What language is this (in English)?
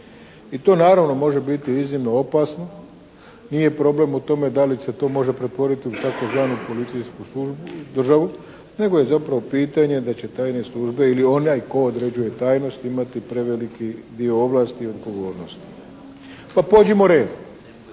Croatian